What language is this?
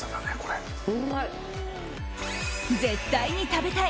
Japanese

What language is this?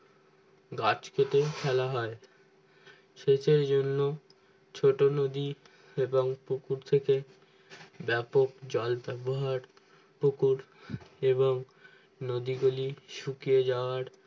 Bangla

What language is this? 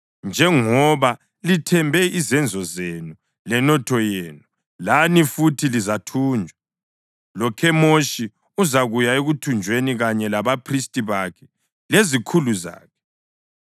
North Ndebele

